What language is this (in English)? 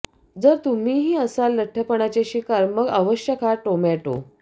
Marathi